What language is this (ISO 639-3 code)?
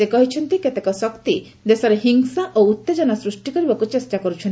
ori